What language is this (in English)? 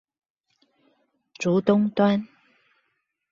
Chinese